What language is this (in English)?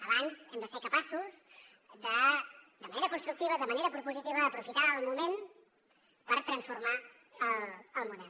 Catalan